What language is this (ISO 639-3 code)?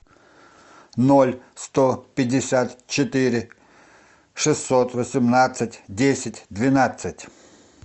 rus